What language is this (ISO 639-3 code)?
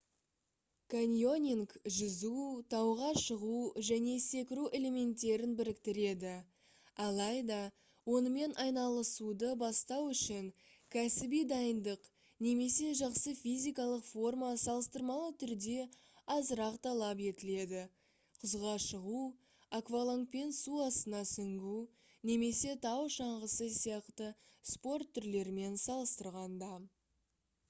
kaz